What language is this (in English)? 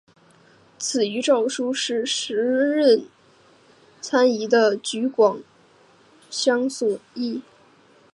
Chinese